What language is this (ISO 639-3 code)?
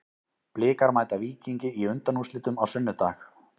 isl